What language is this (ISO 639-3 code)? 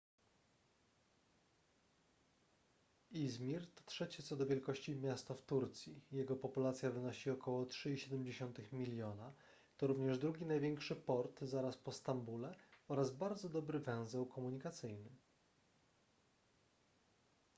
pol